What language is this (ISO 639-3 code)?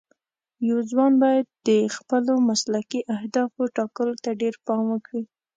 pus